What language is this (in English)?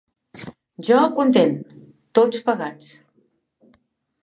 Catalan